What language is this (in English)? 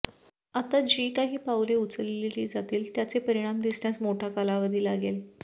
Marathi